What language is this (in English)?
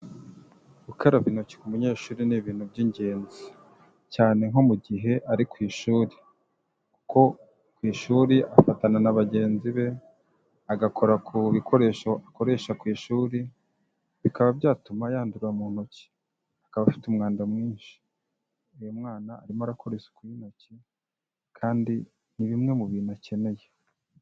Kinyarwanda